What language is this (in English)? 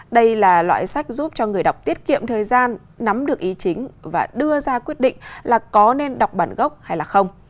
Vietnamese